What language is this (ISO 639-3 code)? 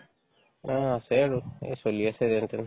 asm